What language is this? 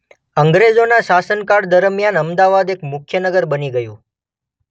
Gujarati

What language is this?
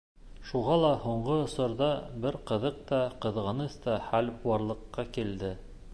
Bashkir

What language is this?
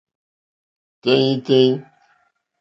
Mokpwe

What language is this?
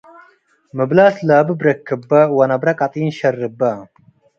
Tigre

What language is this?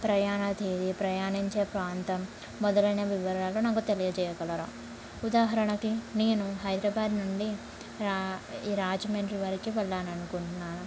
Telugu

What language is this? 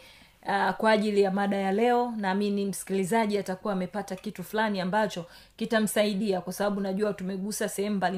Swahili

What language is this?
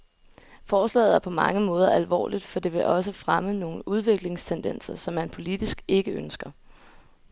Danish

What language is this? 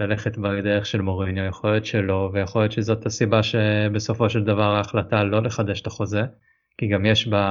Hebrew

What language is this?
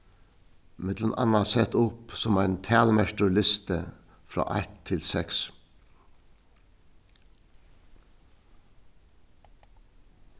Faroese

